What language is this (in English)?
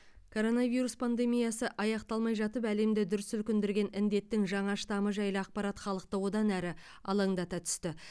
Kazakh